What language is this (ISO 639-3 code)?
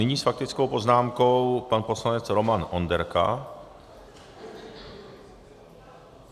ces